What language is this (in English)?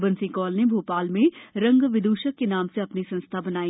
Hindi